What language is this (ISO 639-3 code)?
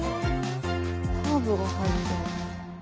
jpn